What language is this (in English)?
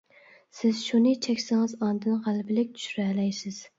Uyghur